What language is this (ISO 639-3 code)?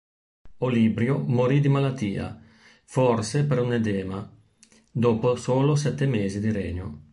ita